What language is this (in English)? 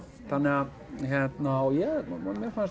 Icelandic